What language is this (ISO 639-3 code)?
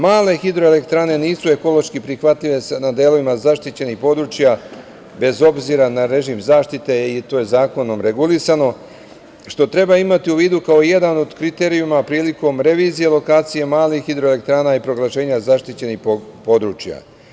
srp